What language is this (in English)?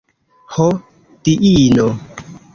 Esperanto